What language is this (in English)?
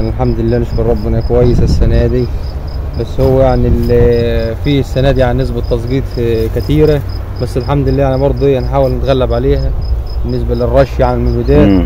Arabic